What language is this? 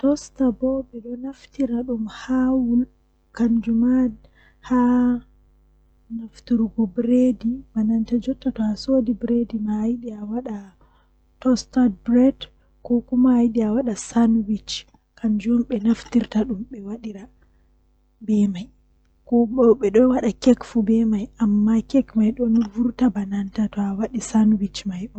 Western Niger Fulfulde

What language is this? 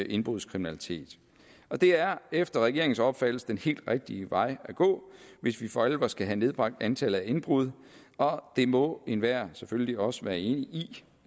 Danish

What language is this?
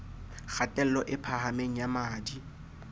Southern Sotho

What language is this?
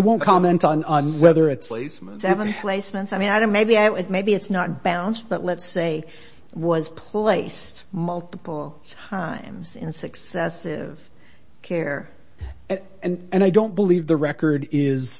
English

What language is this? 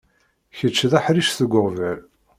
Kabyle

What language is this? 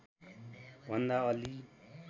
Nepali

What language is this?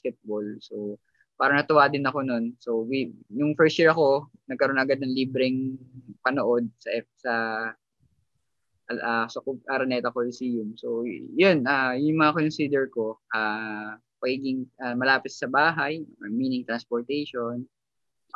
Filipino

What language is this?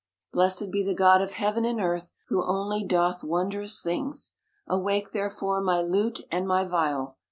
English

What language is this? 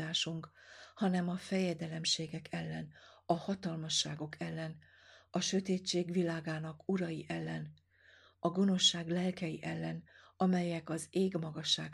Hungarian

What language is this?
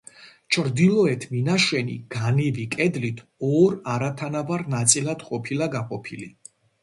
Georgian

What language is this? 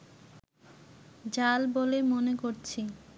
Bangla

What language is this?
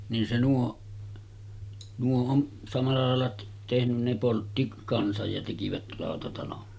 Finnish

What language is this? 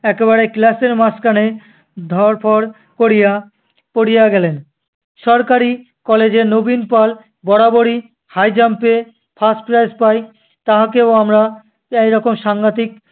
Bangla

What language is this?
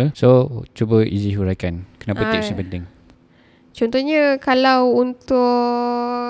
Malay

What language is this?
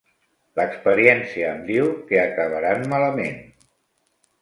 Catalan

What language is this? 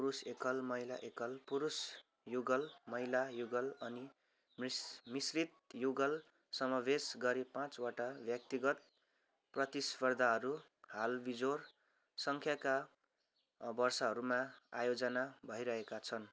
Nepali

